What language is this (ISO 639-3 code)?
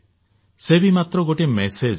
ori